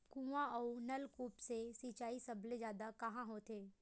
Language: Chhattisgarhi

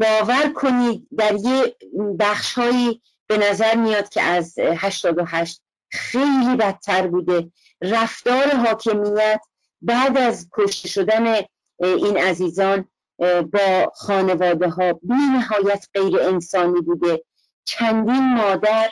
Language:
Persian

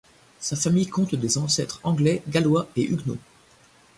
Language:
French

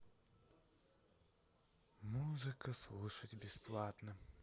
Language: Russian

